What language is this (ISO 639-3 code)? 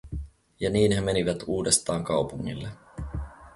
fin